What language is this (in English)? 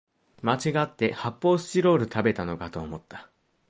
Japanese